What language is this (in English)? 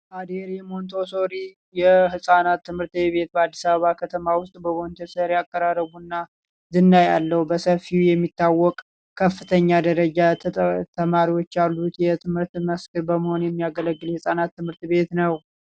Amharic